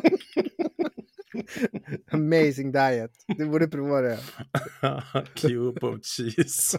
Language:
Swedish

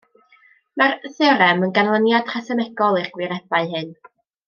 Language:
Welsh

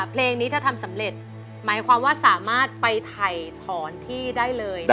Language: Thai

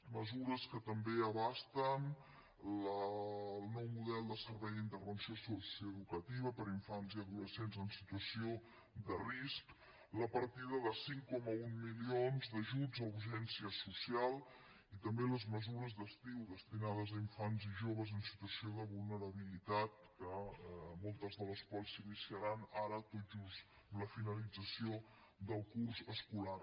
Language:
Catalan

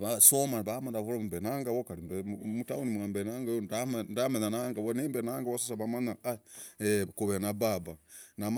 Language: Logooli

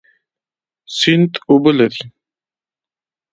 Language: Pashto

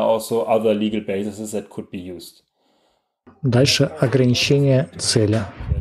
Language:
Russian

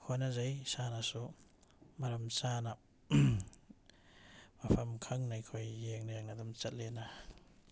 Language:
Manipuri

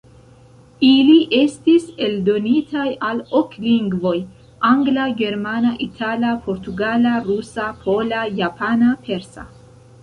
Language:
Esperanto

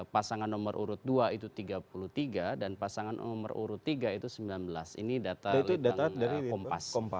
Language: Indonesian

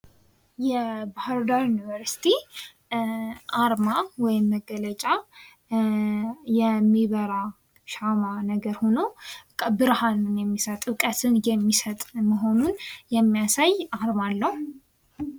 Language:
Amharic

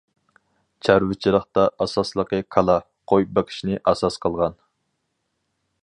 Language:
Uyghur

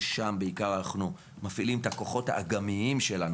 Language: Hebrew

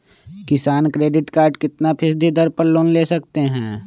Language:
Magahi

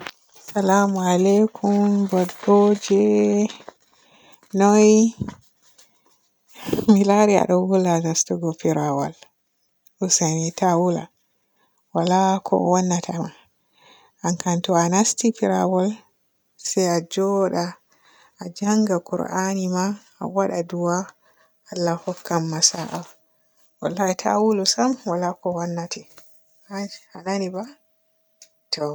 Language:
Borgu Fulfulde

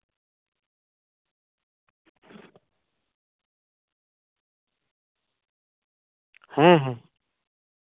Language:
Santali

